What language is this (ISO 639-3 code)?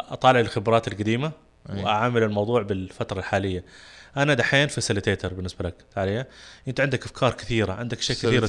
ara